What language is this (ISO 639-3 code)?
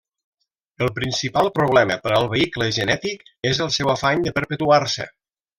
cat